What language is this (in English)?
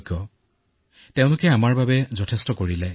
Assamese